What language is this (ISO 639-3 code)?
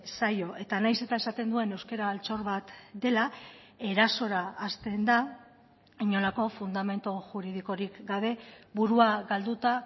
eus